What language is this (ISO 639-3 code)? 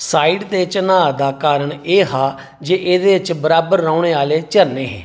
doi